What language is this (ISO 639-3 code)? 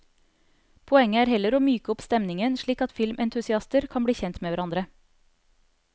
nor